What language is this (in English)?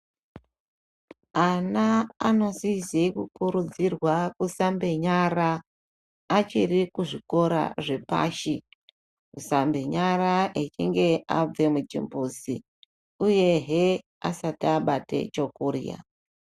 Ndau